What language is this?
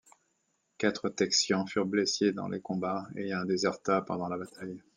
French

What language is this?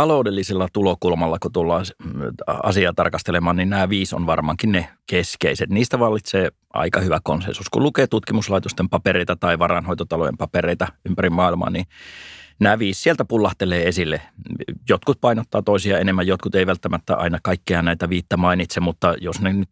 Finnish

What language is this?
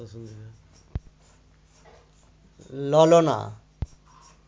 Bangla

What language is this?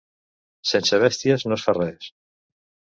Catalan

